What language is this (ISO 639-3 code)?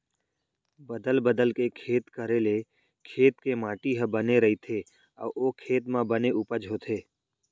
hne